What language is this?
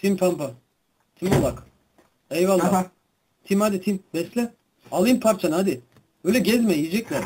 Turkish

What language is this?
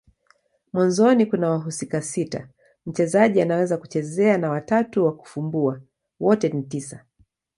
Swahili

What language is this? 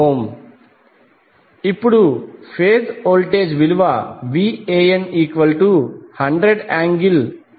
Telugu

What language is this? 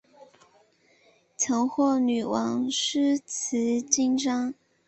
Chinese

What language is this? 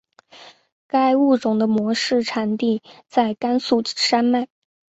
Chinese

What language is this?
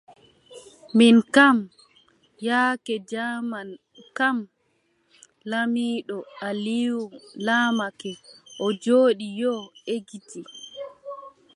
Adamawa Fulfulde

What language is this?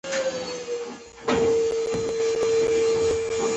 Pashto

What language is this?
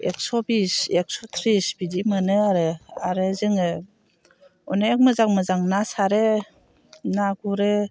Bodo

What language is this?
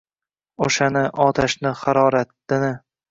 Uzbek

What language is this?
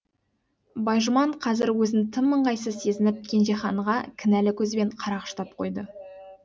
Kazakh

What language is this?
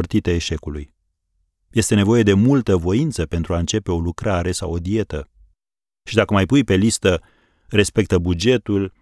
Romanian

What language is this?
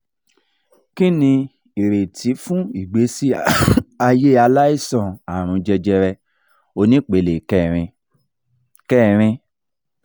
Yoruba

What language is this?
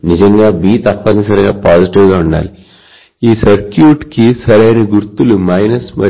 Telugu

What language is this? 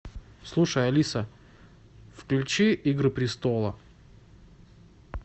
Russian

